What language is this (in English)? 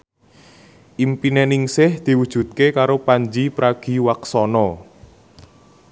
Javanese